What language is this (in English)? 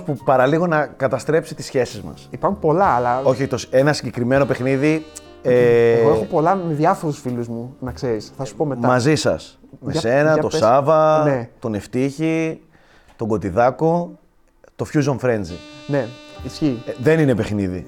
Greek